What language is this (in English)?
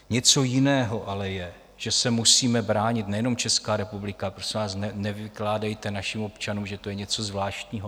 Czech